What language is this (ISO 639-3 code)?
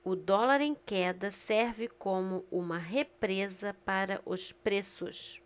por